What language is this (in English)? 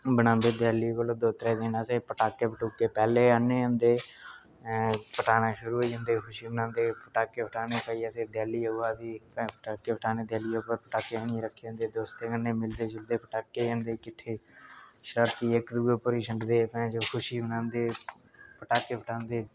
Dogri